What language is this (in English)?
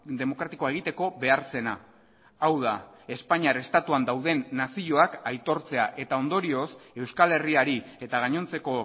Basque